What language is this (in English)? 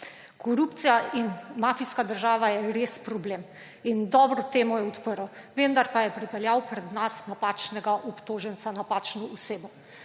Slovenian